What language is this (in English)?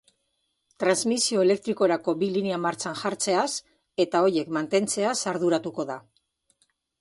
Basque